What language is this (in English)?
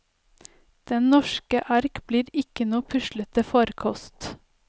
Norwegian